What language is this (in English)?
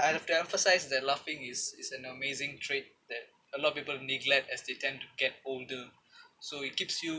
English